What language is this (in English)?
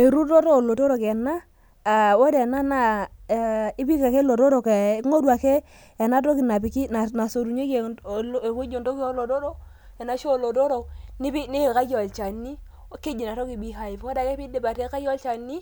Masai